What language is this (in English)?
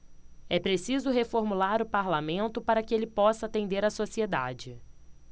Portuguese